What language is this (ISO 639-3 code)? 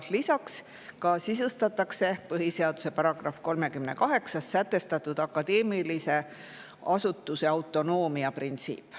est